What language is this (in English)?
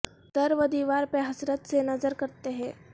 Urdu